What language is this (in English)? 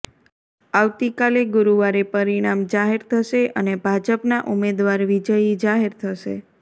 Gujarati